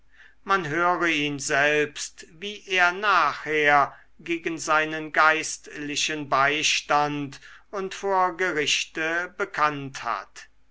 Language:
German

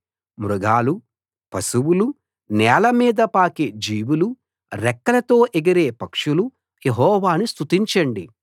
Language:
Telugu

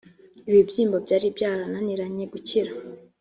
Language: Kinyarwanda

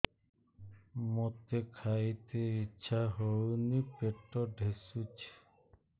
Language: Odia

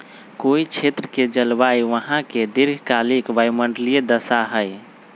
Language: Magahi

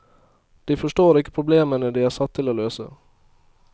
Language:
Norwegian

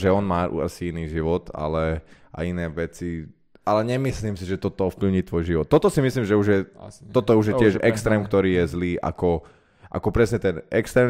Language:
Slovak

